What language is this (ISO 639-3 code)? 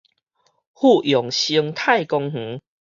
nan